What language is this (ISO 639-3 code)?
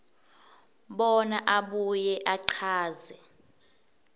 ssw